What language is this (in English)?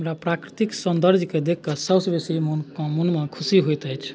Maithili